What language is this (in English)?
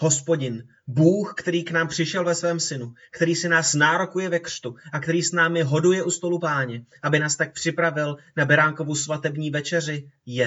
Czech